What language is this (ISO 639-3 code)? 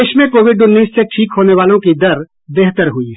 hin